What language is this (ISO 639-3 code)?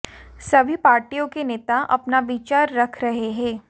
hin